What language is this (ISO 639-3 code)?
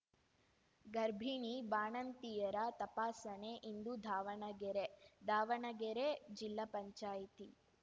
kan